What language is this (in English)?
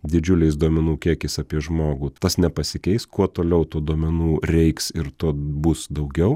Lithuanian